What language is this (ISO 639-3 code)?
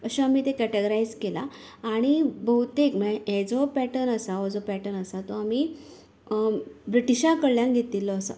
kok